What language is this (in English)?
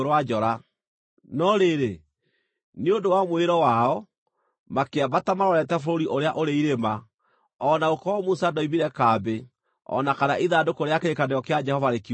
Kikuyu